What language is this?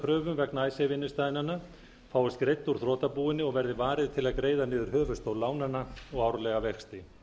Icelandic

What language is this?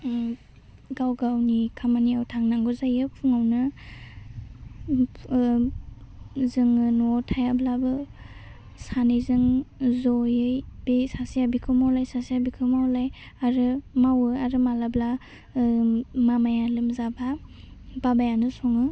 Bodo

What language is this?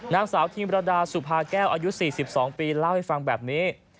Thai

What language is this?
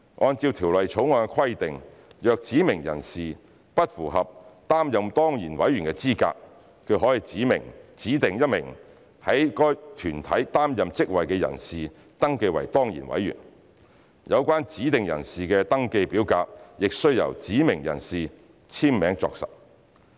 Cantonese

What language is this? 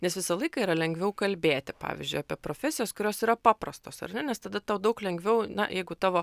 Lithuanian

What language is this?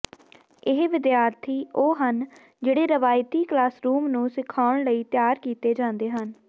Punjabi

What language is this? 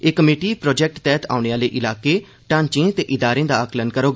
Dogri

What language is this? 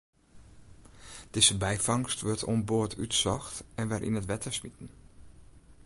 Western Frisian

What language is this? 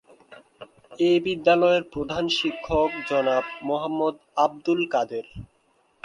Bangla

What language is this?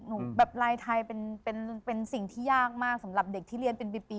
Thai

